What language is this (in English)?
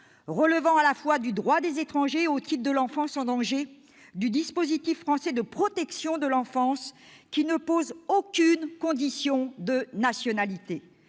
French